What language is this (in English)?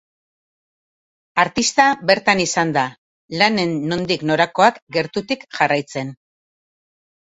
Basque